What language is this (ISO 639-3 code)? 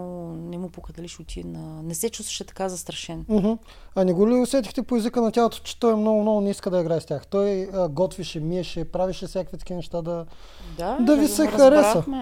bul